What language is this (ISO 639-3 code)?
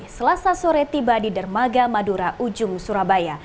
ind